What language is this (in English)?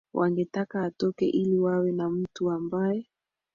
Swahili